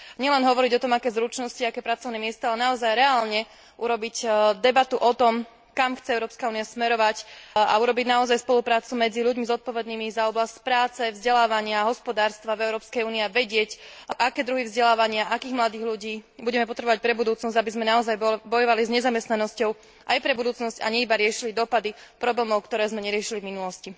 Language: Slovak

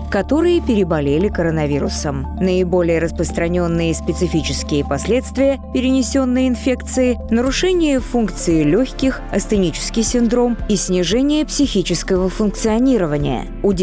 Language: Russian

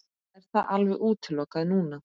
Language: Icelandic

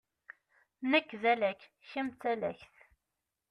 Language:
Kabyle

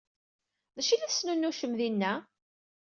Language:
Kabyle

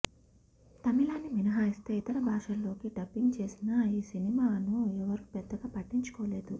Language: Telugu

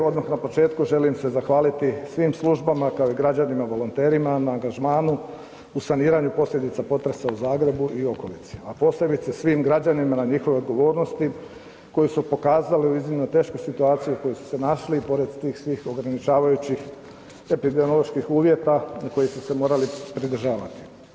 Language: Croatian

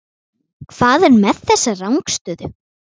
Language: Icelandic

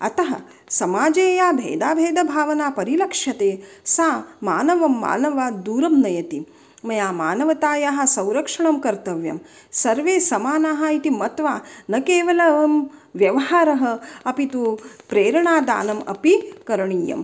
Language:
Sanskrit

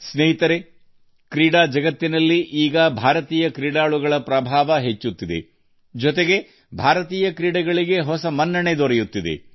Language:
Kannada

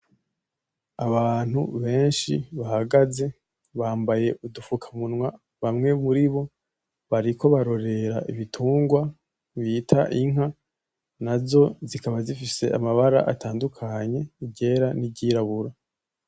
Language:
Rundi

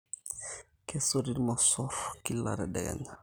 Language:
Masai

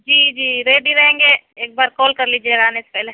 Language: Urdu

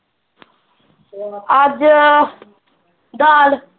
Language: Punjabi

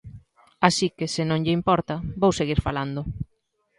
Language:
Galician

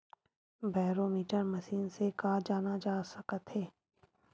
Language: Chhattisgarhi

